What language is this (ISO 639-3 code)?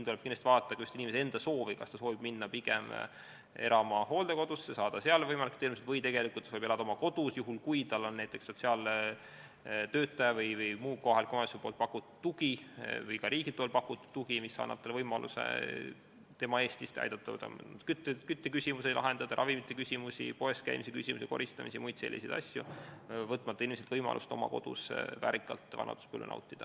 est